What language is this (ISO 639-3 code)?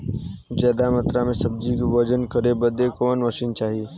bho